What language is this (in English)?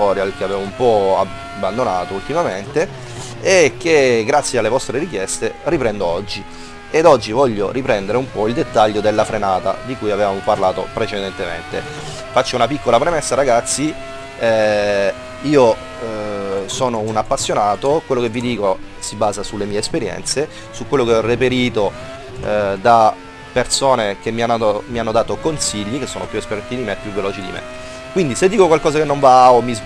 Italian